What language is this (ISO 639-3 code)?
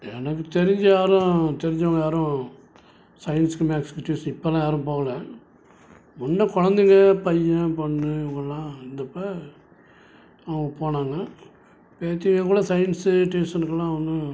tam